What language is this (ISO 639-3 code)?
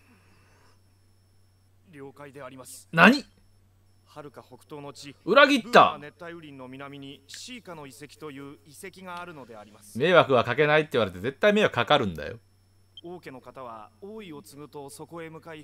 jpn